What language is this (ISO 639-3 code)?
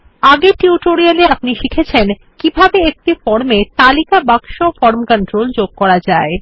ben